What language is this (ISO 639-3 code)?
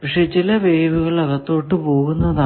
mal